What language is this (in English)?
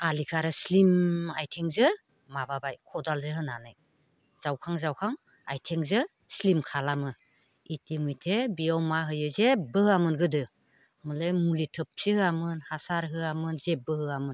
Bodo